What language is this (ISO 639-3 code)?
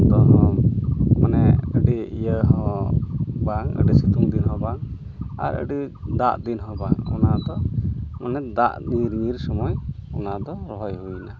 sat